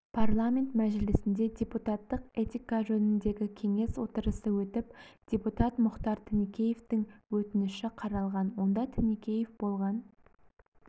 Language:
Kazakh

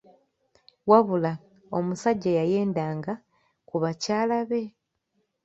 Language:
Ganda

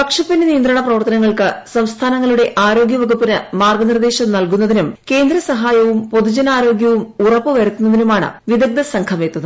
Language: Malayalam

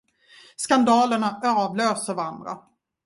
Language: Swedish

